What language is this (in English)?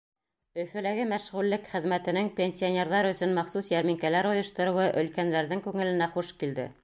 Bashkir